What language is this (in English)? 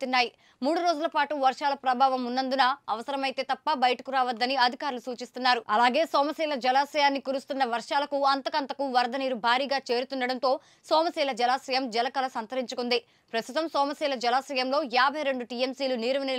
Romanian